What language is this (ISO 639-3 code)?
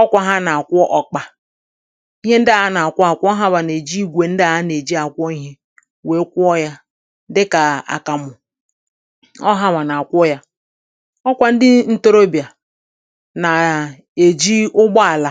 ibo